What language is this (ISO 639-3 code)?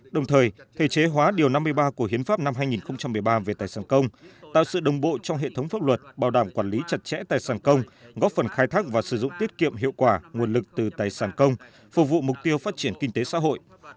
vie